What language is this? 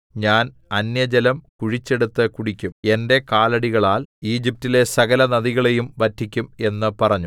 Malayalam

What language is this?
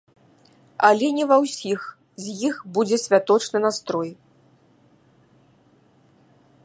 Belarusian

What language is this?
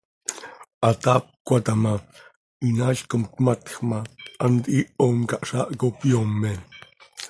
Seri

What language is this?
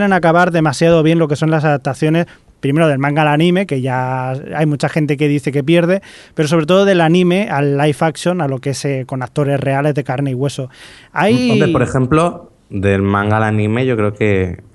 Spanish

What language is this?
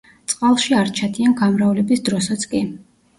Georgian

